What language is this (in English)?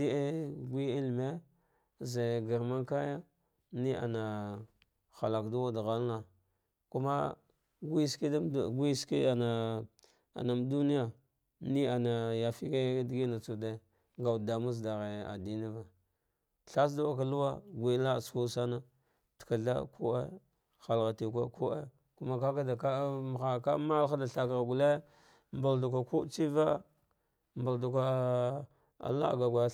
Dghwede